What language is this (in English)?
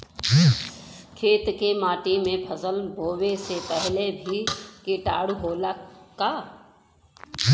Bhojpuri